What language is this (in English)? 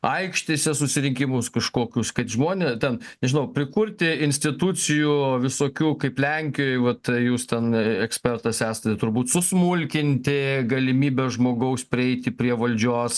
Lithuanian